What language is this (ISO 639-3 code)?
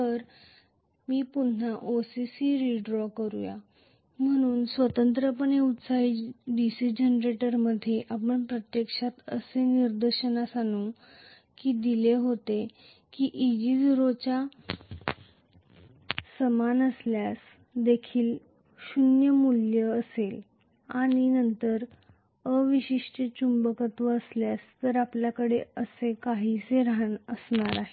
mar